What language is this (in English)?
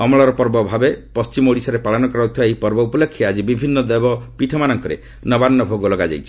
Odia